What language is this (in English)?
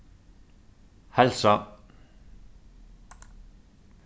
Faroese